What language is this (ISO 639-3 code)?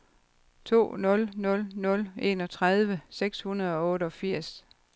dan